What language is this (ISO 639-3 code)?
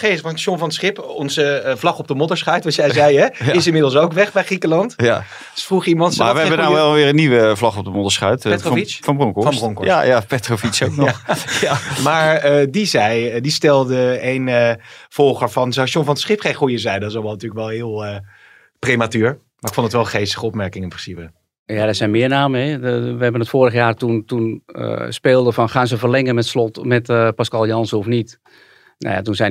nld